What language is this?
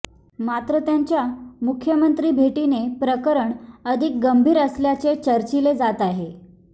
Marathi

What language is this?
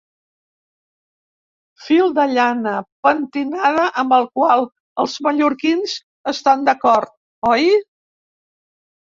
Catalan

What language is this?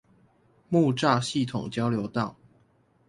Chinese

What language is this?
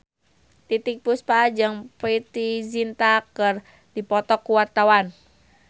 Sundanese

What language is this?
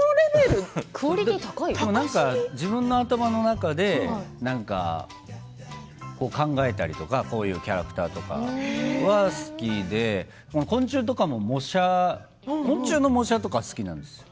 Japanese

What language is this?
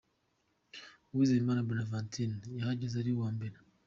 Kinyarwanda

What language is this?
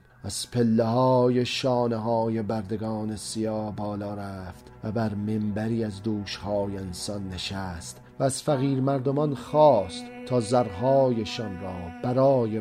Persian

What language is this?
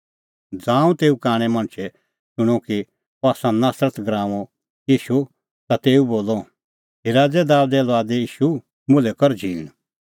Kullu Pahari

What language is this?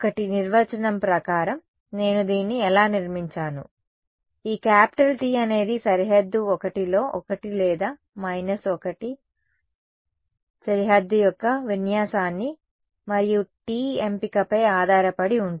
Telugu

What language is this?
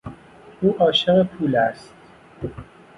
Persian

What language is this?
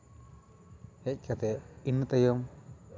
Santali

